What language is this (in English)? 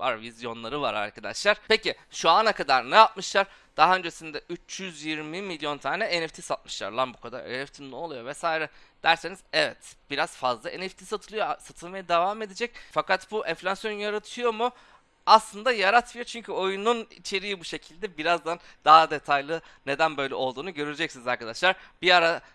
Turkish